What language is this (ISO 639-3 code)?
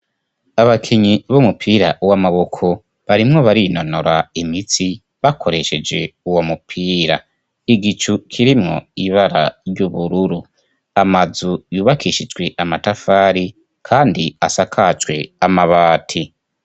run